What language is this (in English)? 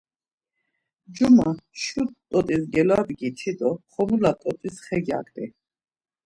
Laz